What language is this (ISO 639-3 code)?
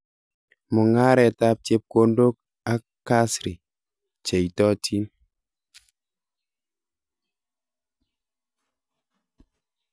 kln